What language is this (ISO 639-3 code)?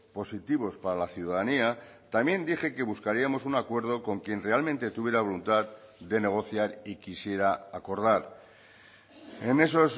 spa